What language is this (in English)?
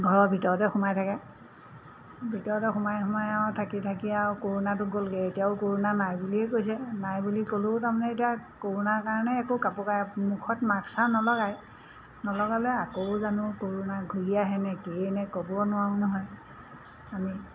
Assamese